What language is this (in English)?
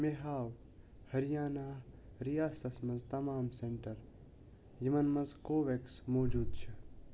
Kashmiri